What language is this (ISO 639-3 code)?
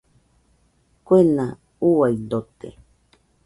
hux